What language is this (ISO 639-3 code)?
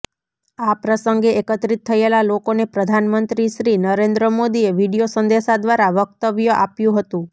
guj